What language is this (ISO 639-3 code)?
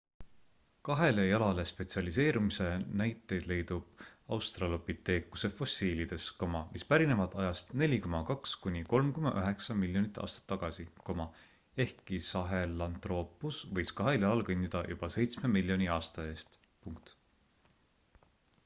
est